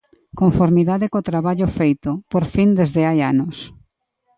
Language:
Galician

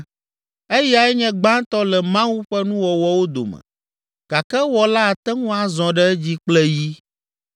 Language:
Ewe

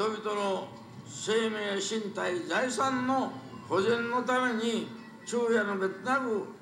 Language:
Japanese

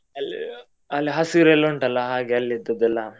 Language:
Kannada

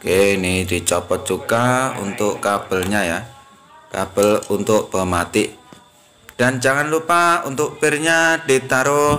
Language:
Indonesian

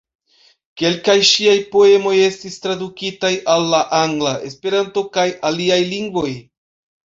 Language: Esperanto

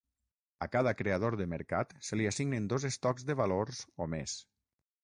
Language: Catalan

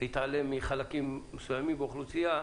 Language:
Hebrew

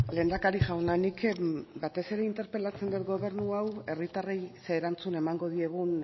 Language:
Basque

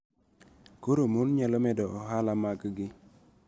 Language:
Luo (Kenya and Tanzania)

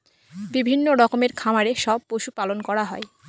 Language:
Bangla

